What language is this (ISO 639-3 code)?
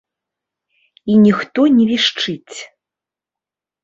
bel